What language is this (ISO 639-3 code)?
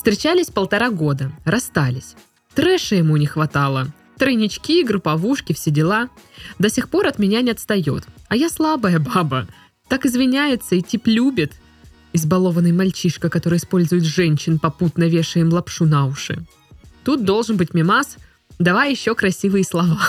rus